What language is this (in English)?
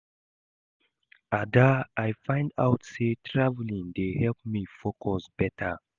Nigerian Pidgin